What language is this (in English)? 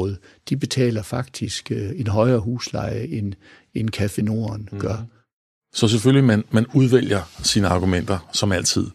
Danish